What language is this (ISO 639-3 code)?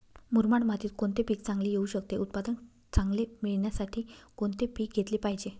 mar